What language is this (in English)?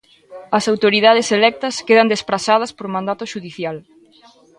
Galician